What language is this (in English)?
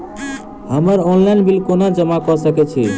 Maithili